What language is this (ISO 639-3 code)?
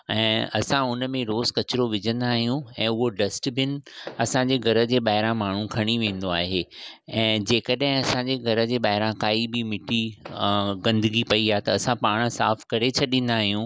snd